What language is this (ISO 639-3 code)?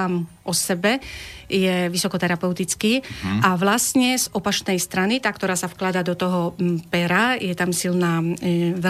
slk